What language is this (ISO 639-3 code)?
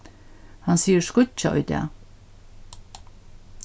fao